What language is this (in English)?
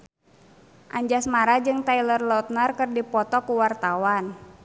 Sundanese